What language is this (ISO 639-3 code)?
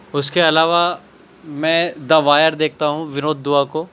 urd